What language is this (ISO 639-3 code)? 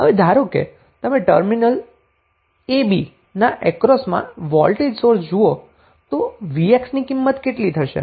guj